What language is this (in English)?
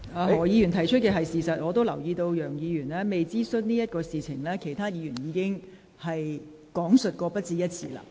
Cantonese